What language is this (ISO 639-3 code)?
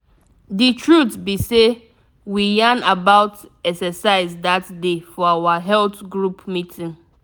pcm